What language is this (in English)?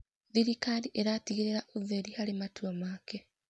Kikuyu